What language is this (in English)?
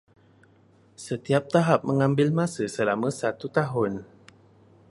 Malay